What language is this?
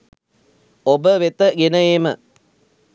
Sinhala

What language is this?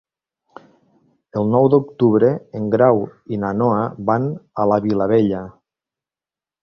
Catalan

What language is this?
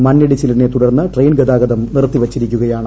Malayalam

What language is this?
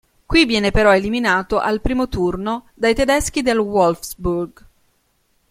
Italian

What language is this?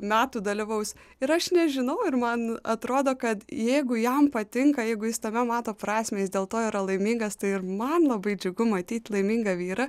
Lithuanian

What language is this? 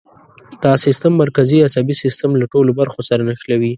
Pashto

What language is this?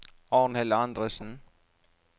Norwegian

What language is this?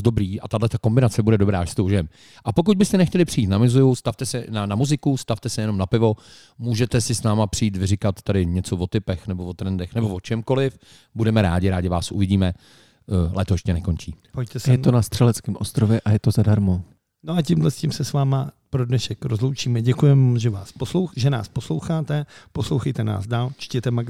Czech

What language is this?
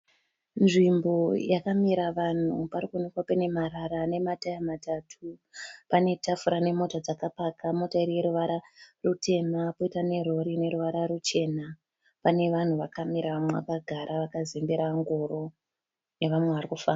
Shona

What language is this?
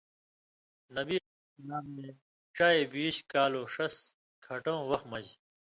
Indus Kohistani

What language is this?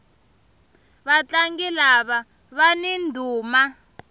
Tsonga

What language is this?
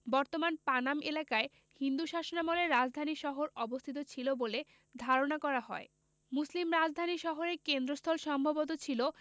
Bangla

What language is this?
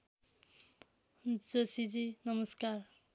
Nepali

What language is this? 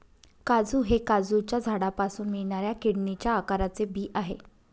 Marathi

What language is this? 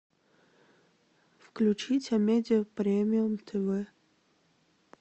Russian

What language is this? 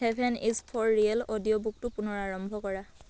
Assamese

